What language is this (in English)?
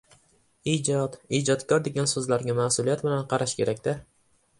Uzbek